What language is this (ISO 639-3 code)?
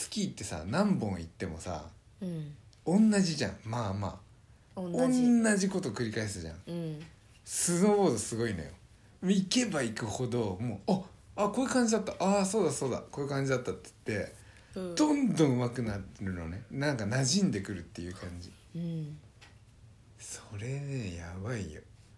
jpn